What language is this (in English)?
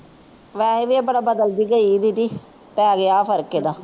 Punjabi